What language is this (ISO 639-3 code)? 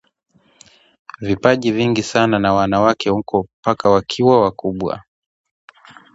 swa